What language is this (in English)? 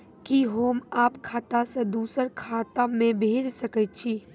Maithili